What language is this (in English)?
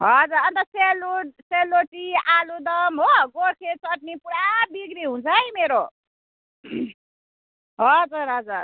Nepali